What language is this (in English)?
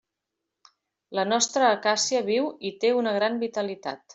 Catalan